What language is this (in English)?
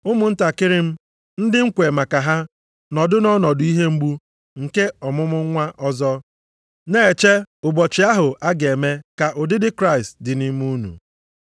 Igbo